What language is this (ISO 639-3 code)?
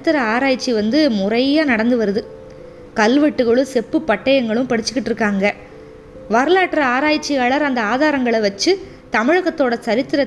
tam